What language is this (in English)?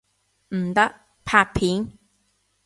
Cantonese